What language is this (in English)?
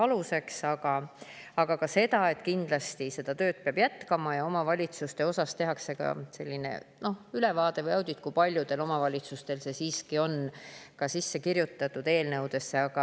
Estonian